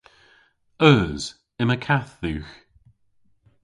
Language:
Cornish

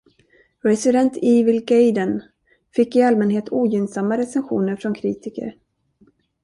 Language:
Swedish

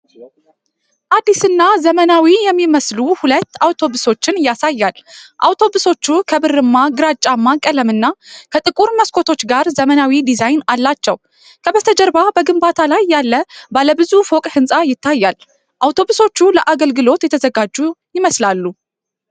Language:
Amharic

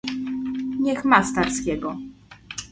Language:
Polish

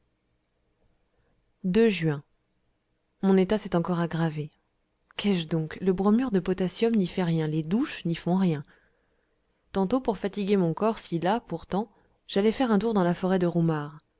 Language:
French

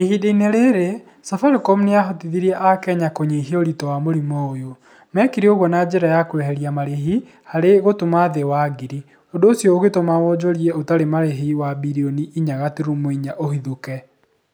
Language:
Kikuyu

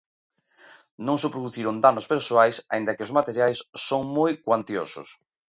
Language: Galician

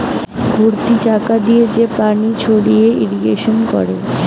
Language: Bangla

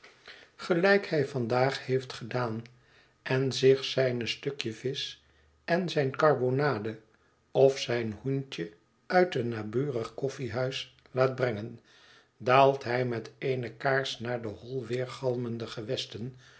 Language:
Dutch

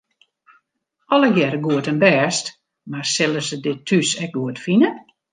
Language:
Western Frisian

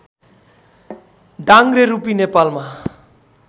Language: Nepali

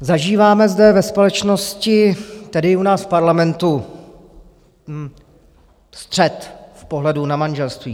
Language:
Czech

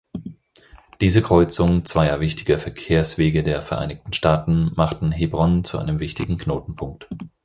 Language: German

